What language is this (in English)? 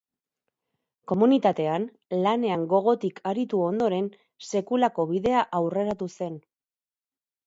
Basque